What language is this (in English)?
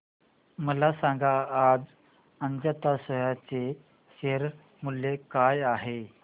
Marathi